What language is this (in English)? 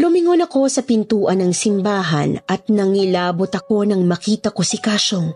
Filipino